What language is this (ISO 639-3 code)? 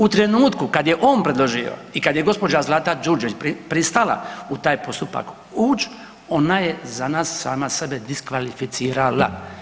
hrv